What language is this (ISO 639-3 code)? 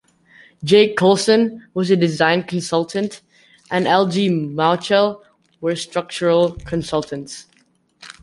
eng